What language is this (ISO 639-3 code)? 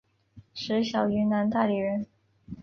zho